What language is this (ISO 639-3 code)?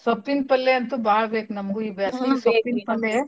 kan